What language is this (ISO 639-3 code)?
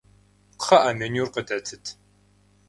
kbd